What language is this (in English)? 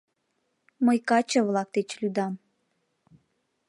Mari